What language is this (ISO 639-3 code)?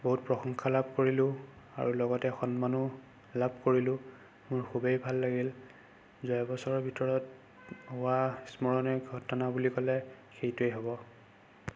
asm